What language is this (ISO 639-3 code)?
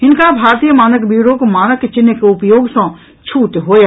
mai